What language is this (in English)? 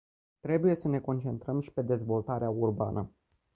Romanian